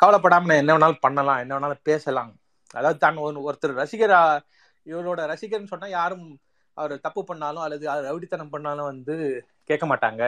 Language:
Tamil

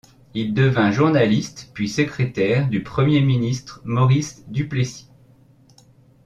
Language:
French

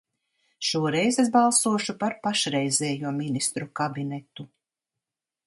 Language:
Latvian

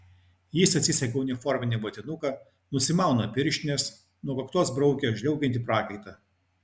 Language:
Lithuanian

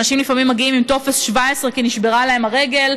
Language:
Hebrew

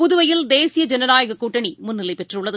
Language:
Tamil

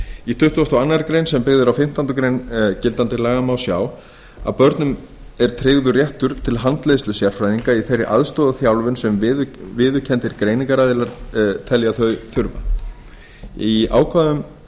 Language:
Icelandic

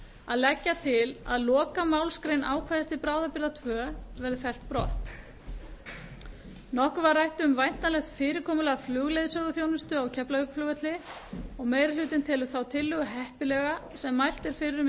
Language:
Icelandic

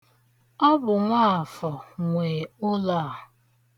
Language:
Igbo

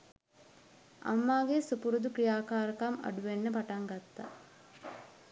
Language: Sinhala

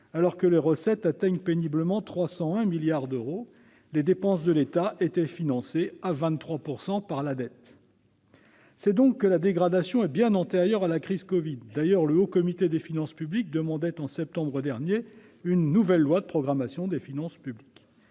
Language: French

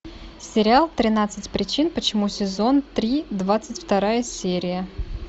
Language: Russian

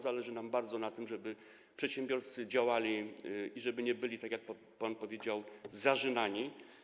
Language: Polish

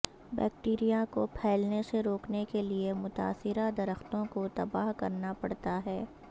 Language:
Urdu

